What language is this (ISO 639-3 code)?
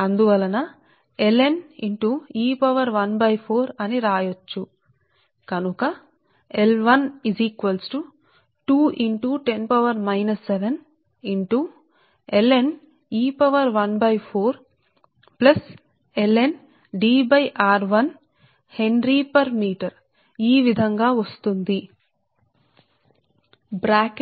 tel